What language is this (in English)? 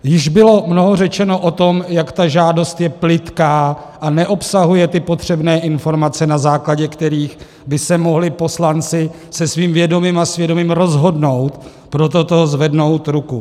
Czech